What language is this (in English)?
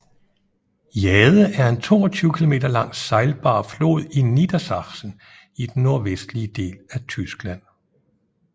Danish